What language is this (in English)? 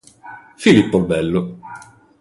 Italian